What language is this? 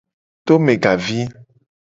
Gen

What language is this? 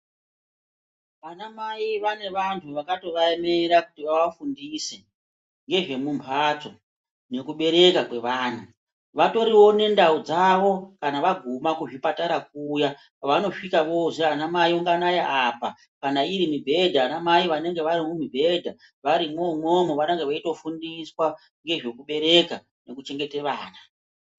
Ndau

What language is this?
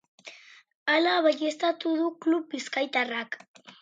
Basque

